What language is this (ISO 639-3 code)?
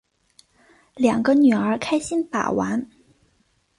zho